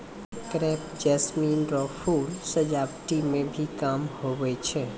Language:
Maithili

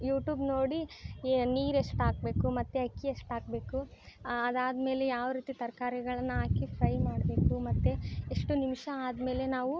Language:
Kannada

